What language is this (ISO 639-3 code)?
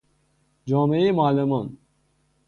fas